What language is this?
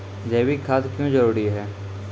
Maithili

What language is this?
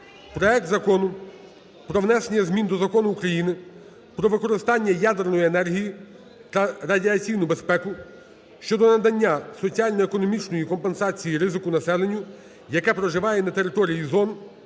Ukrainian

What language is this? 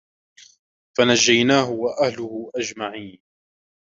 Arabic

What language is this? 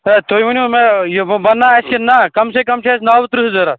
Kashmiri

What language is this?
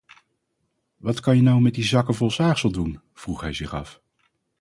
Dutch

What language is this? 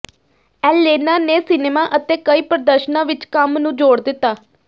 Punjabi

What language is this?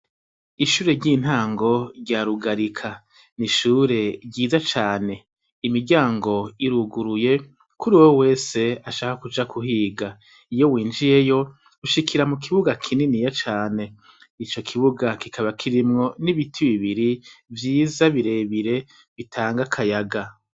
Rundi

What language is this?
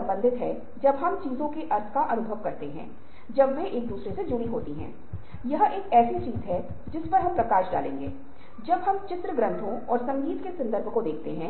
Hindi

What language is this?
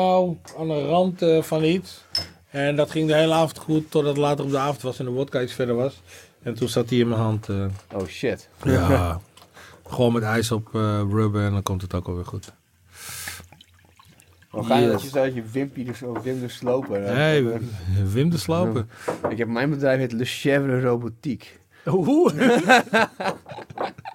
Dutch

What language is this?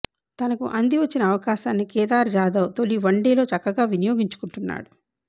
Telugu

